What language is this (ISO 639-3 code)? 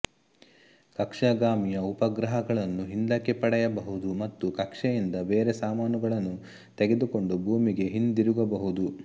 kan